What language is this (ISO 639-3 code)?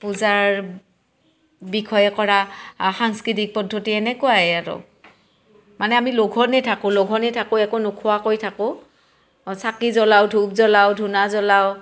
asm